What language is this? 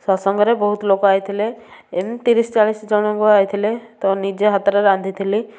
Odia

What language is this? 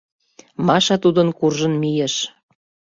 Mari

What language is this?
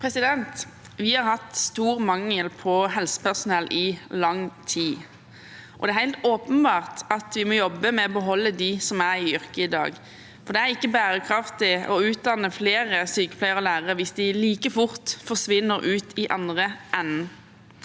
Norwegian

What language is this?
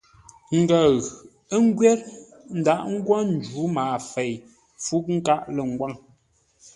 Ngombale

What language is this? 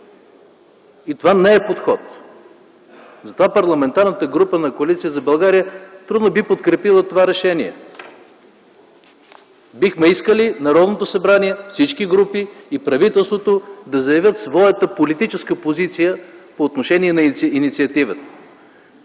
Bulgarian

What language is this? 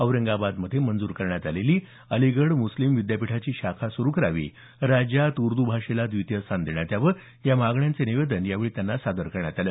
Marathi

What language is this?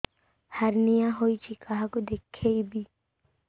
Odia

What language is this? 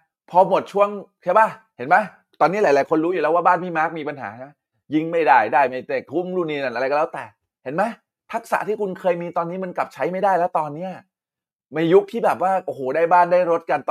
Thai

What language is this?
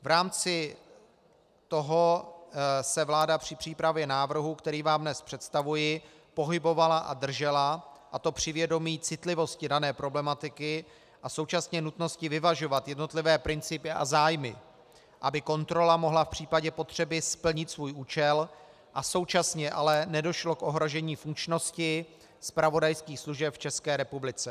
Czech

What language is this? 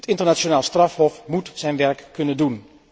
Dutch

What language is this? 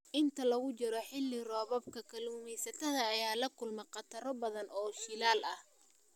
Somali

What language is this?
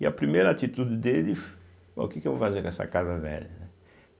Portuguese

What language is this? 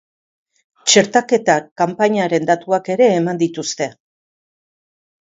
Basque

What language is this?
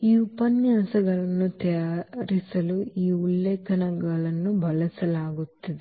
Kannada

